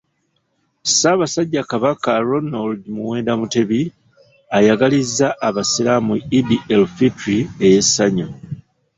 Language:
Ganda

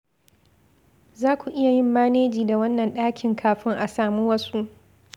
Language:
Hausa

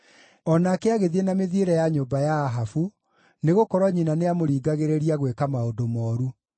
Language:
Kikuyu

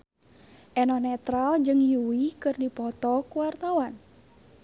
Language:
Sundanese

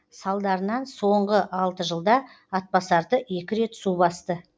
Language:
Kazakh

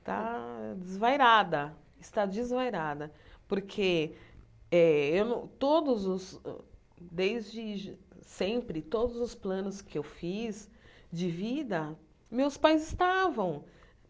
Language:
Portuguese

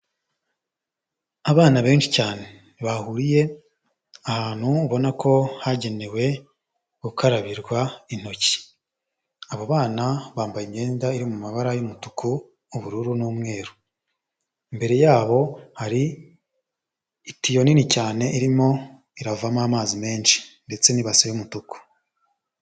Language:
Kinyarwanda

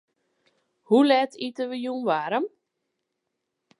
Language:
Western Frisian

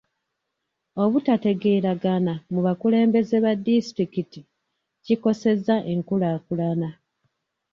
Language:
Ganda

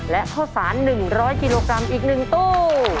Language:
Thai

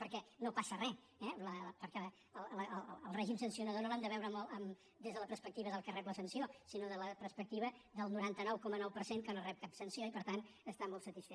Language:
Catalan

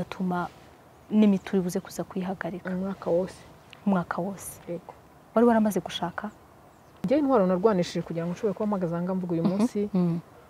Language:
Romanian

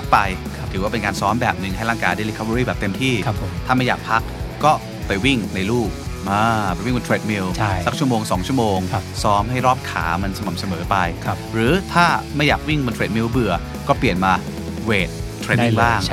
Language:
Thai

